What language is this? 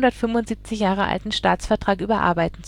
German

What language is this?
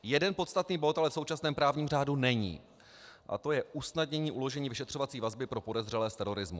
Czech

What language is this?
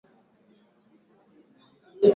Swahili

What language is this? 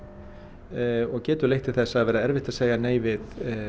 Icelandic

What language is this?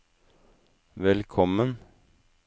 Norwegian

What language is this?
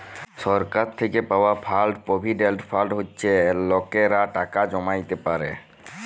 Bangla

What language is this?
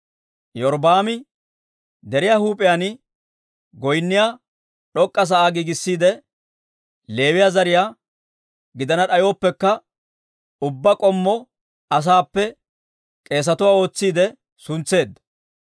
Dawro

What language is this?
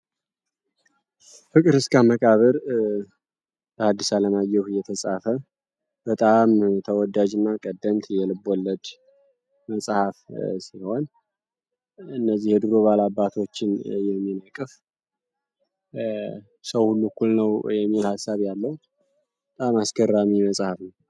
Amharic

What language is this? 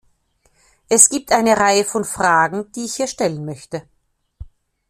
German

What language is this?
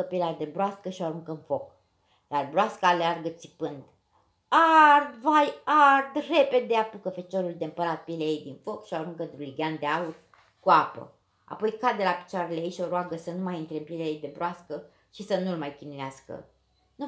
Romanian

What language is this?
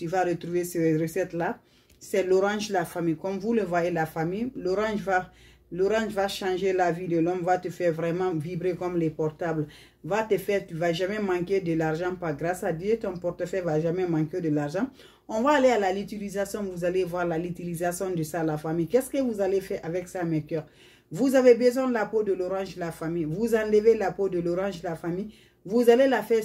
French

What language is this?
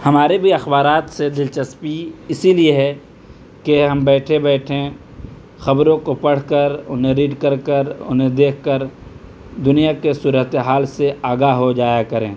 Urdu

